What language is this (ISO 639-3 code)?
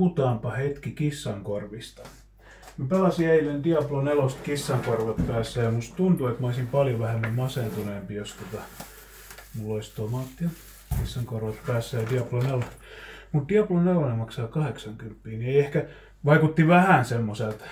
fin